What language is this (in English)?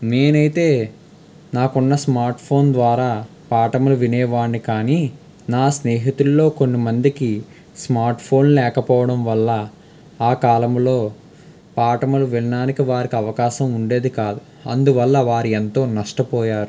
Telugu